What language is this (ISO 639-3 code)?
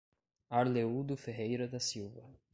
por